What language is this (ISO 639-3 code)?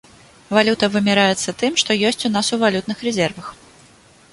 bel